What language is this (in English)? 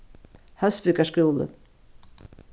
Faroese